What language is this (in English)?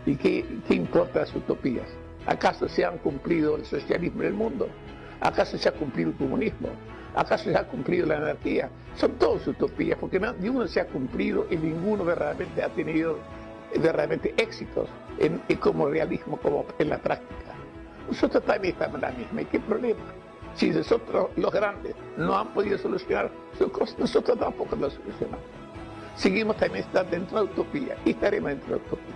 Spanish